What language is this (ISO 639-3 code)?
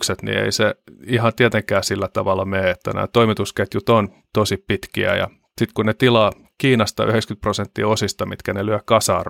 fin